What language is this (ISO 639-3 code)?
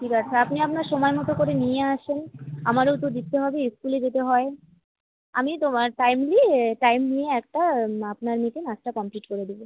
ben